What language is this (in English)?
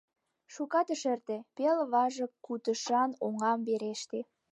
Mari